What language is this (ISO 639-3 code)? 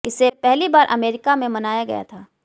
hin